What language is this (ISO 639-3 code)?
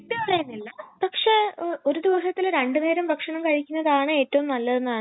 mal